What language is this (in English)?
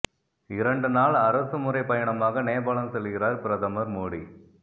Tamil